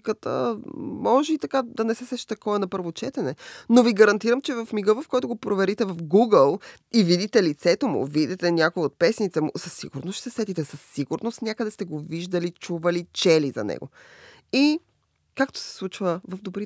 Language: Bulgarian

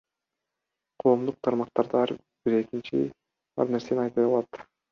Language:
Kyrgyz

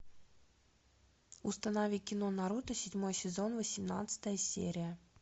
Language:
Russian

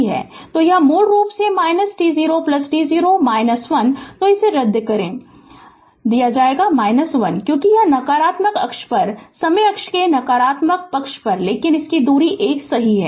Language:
Hindi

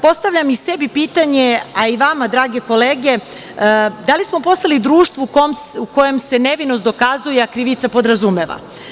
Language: Serbian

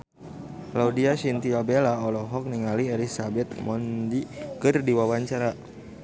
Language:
Sundanese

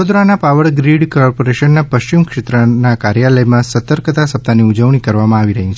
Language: Gujarati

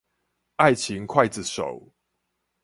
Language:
Chinese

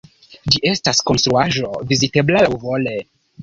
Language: Esperanto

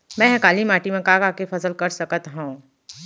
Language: Chhattisgarhi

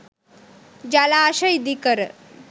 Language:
Sinhala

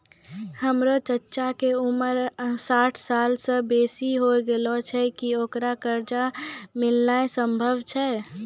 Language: Maithili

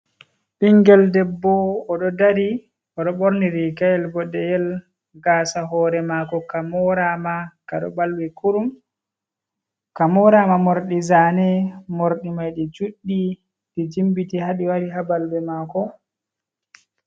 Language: Fula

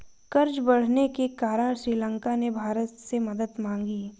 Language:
Hindi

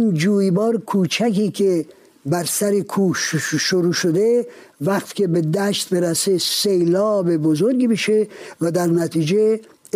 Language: Persian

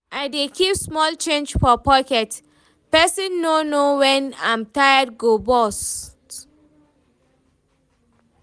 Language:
Nigerian Pidgin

